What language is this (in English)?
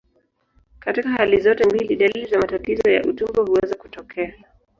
Swahili